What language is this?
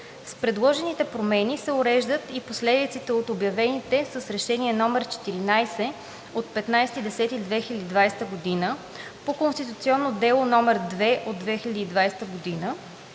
Bulgarian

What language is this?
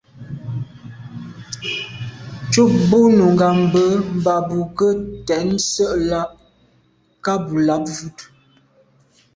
Medumba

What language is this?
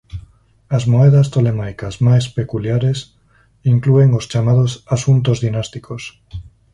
Galician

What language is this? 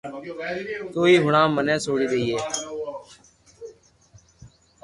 Loarki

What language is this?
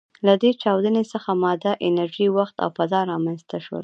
Pashto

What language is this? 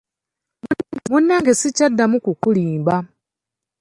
Ganda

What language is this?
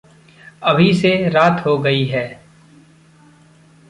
Hindi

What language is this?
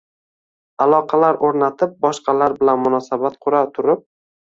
Uzbek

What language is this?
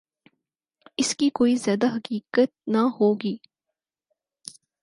Urdu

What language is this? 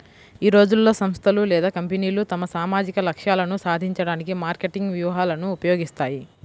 Telugu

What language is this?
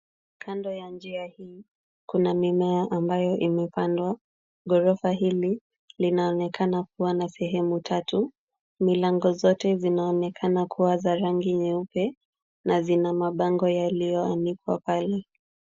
Swahili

